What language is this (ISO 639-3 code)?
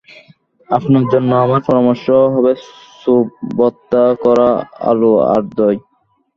ben